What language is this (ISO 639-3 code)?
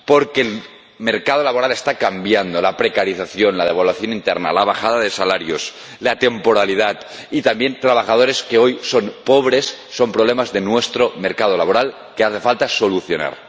spa